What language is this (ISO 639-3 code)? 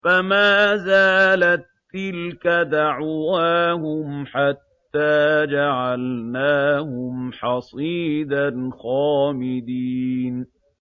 ara